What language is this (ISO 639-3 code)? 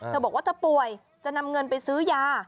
tha